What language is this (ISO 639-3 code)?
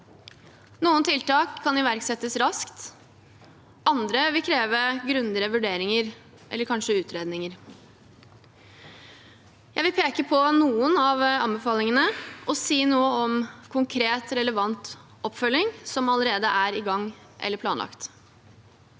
nor